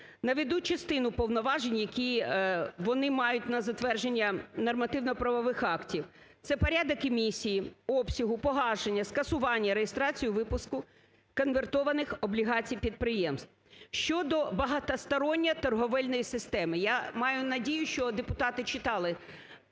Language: Ukrainian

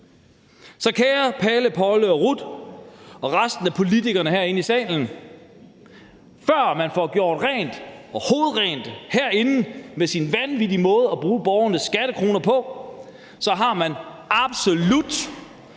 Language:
Danish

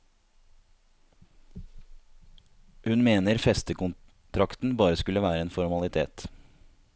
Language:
Norwegian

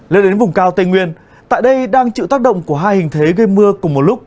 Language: Vietnamese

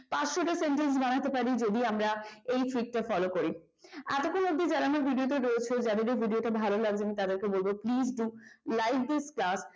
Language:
Bangla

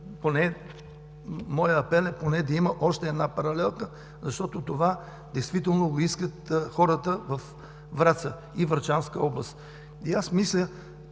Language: Bulgarian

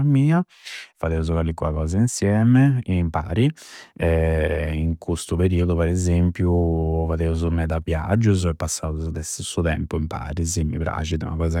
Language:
Campidanese Sardinian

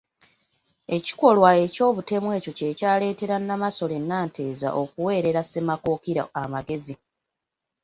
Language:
Ganda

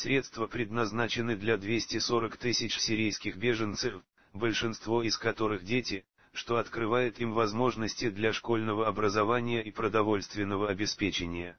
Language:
Russian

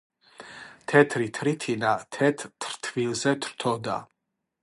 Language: Georgian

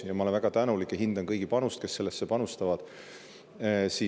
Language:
Estonian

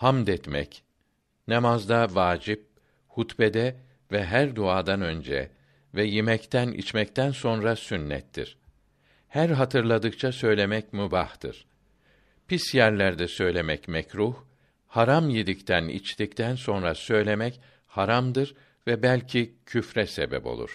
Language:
Turkish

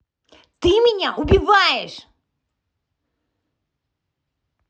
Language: Russian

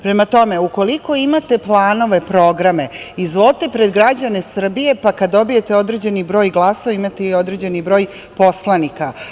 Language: Serbian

